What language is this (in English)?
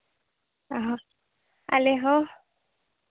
Santali